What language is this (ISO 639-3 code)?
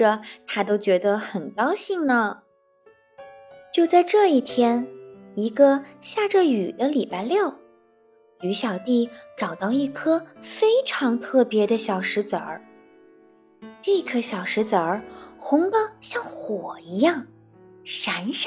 zho